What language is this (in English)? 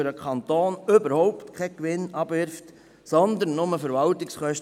Swiss German